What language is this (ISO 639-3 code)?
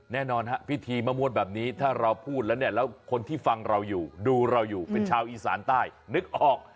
tha